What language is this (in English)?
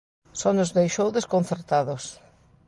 Galician